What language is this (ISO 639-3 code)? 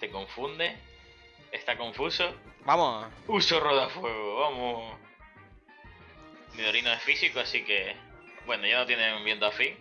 spa